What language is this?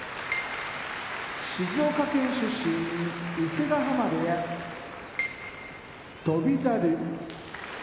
Japanese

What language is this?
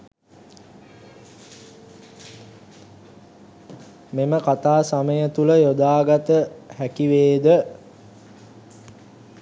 Sinhala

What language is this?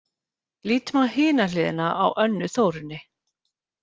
Icelandic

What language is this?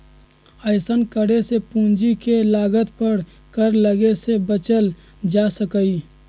Magahi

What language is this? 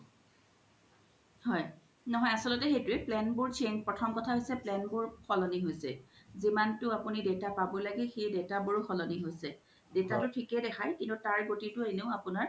Assamese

